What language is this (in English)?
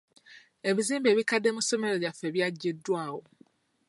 Ganda